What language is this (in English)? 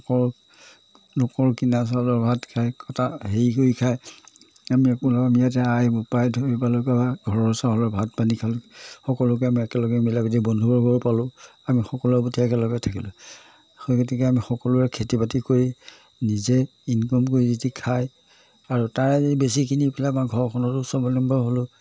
Assamese